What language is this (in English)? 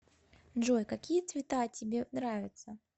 Russian